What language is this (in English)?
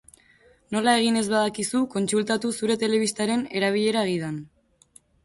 Basque